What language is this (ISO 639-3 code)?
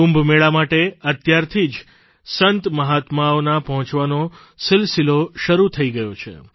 guj